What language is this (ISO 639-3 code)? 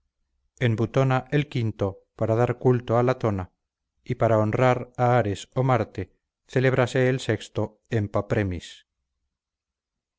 spa